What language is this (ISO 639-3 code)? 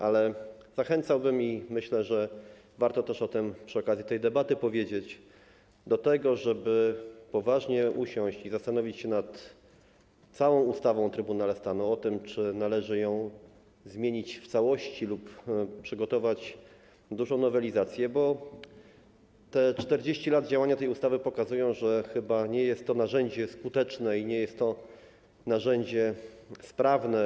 pol